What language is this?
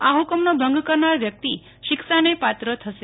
Gujarati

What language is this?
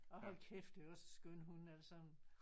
Danish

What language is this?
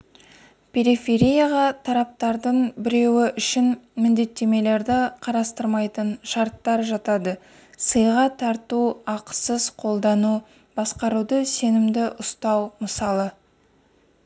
Kazakh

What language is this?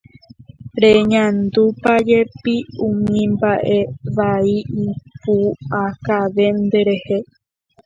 Guarani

